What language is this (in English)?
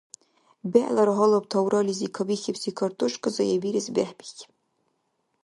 Dargwa